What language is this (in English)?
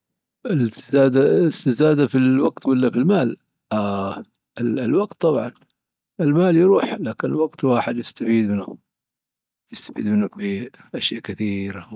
Dhofari Arabic